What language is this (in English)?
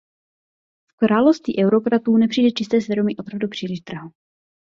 Czech